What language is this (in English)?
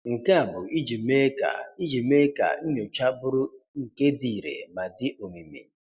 Igbo